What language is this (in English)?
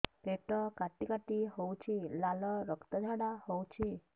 Odia